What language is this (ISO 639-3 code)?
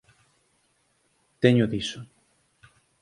glg